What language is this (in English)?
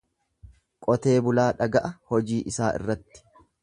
Oromo